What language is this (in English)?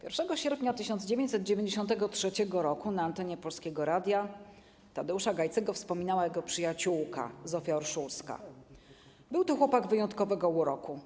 Polish